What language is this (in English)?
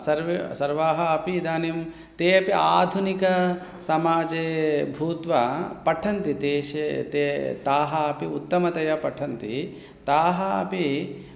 Sanskrit